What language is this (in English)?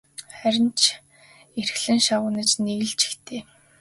Mongolian